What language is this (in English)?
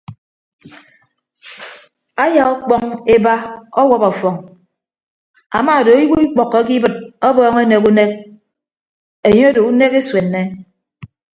Ibibio